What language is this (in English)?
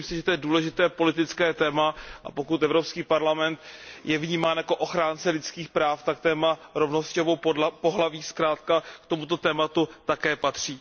Czech